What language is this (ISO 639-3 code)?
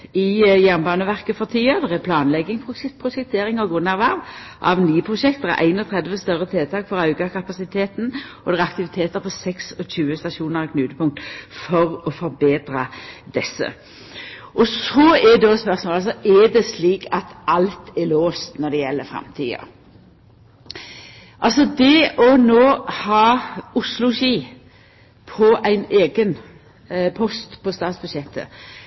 nno